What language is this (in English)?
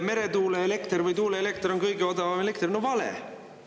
Estonian